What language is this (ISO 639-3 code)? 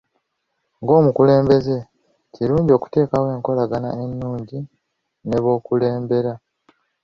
lug